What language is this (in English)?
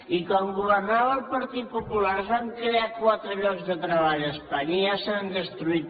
Catalan